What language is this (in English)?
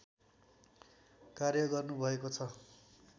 Nepali